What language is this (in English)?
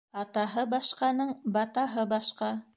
Bashkir